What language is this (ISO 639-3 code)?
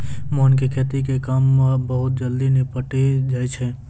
mai